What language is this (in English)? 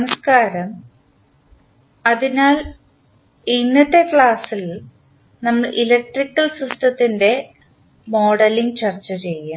Malayalam